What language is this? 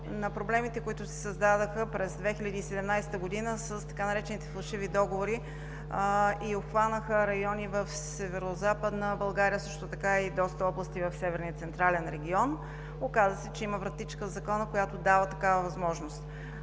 Bulgarian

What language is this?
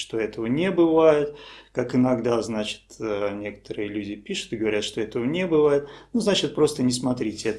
Russian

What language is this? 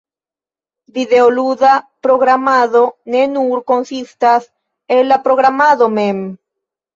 Esperanto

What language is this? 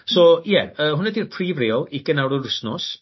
Welsh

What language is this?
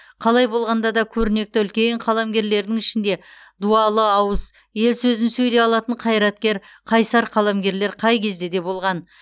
Kazakh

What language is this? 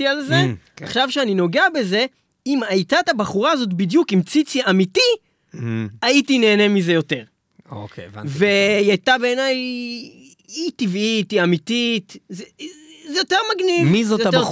Hebrew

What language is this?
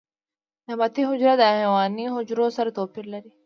Pashto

